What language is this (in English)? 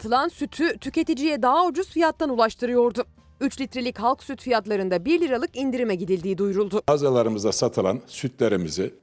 Turkish